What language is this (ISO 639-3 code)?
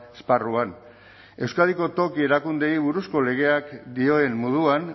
eus